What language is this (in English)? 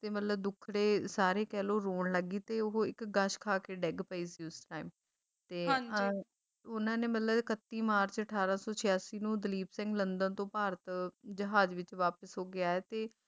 Punjabi